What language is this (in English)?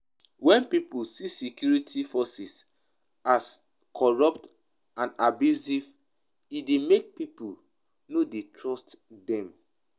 Nigerian Pidgin